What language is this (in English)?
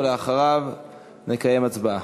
Hebrew